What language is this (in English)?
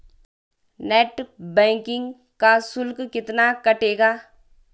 Hindi